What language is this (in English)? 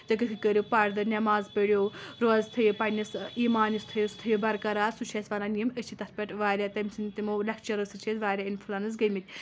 Kashmiri